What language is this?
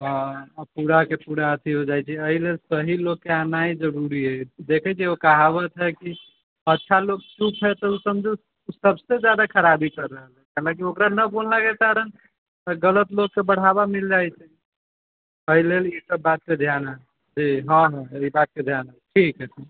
Maithili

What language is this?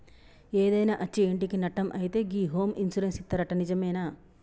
Telugu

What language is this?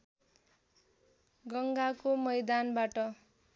Nepali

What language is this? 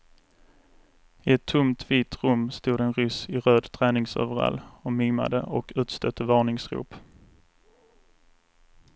Swedish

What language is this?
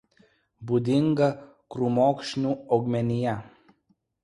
Lithuanian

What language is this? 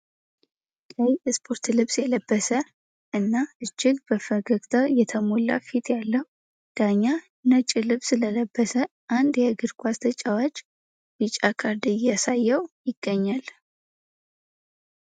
Amharic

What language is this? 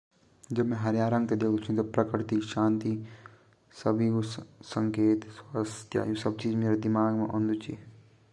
Garhwali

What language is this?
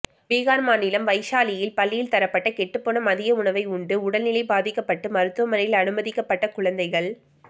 Tamil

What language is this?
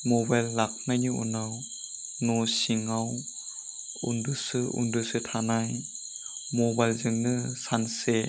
Bodo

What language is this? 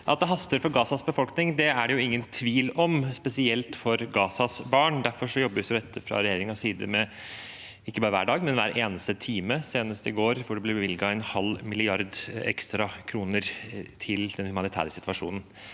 Norwegian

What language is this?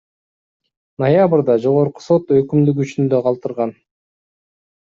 Kyrgyz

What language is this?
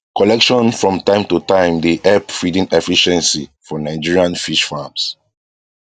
Nigerian Pidgin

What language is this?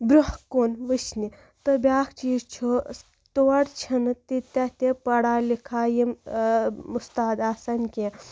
Kashmiri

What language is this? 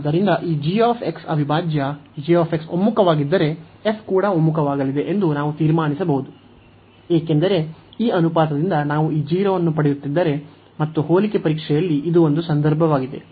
Kannada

